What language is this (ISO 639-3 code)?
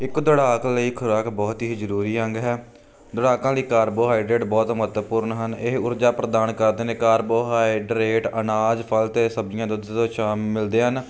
pan